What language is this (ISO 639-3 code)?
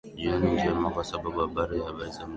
swa